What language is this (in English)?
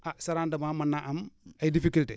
Wolof